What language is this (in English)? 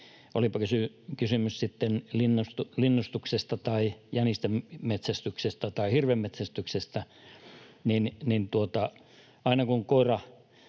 Finnish